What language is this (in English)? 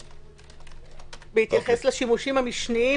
Hebrew